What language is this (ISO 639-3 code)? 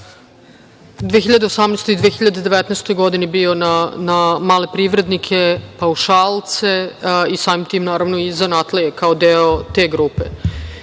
srp